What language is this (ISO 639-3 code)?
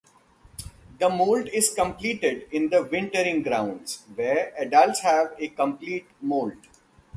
eng